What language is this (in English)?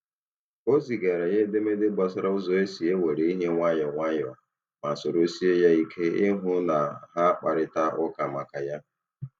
Igbo